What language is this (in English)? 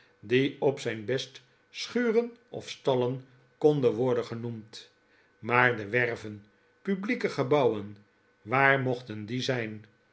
Dutch